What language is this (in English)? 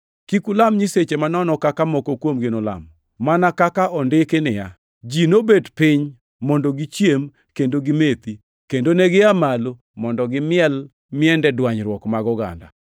Luo (Kenya and Tanzania)